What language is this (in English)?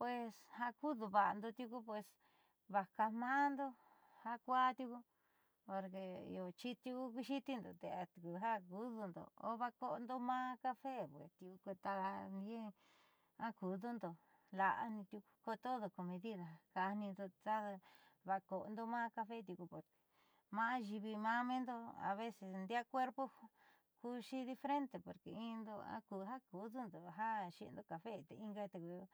Southeastern Nochixtlán Mixtec